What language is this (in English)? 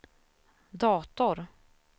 Swedish